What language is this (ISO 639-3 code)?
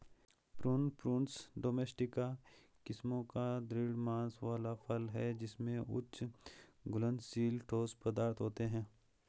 hin